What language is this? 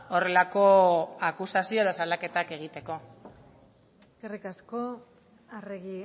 Basque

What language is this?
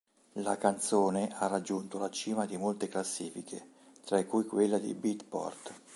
Italian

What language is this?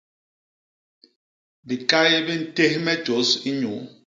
Basaa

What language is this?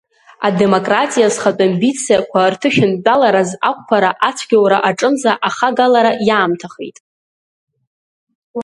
Abkhazian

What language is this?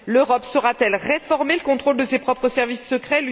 French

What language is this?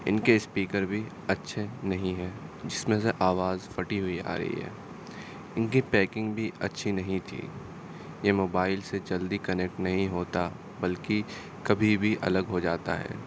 Urdu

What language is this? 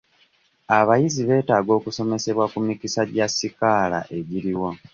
Ganda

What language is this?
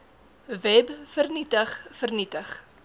Afrikaans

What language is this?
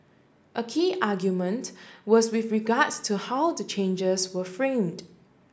English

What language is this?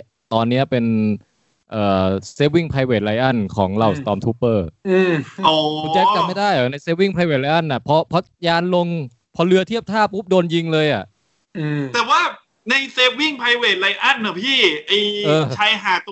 Thai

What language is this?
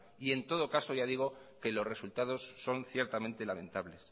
Spanish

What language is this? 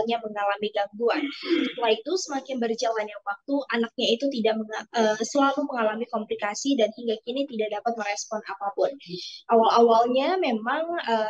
Indonesian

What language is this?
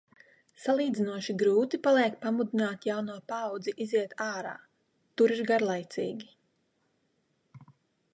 Latvian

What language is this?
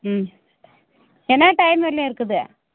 Tamil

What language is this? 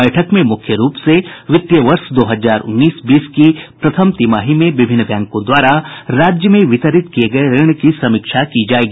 Hindi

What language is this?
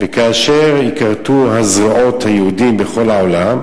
Hebrew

